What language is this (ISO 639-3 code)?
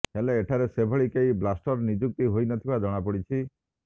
ori